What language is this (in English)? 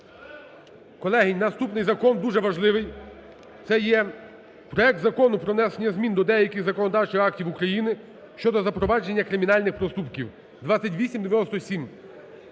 Ukrainian